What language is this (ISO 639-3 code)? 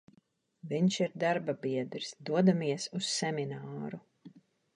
lav